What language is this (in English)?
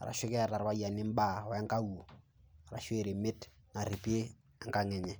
Masai